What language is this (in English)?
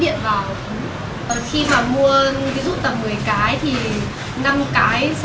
Vietnamese